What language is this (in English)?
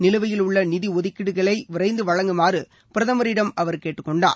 Tamil